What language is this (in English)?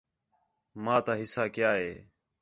Khetrani